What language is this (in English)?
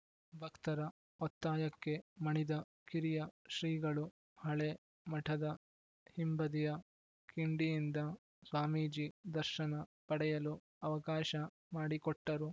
Kannada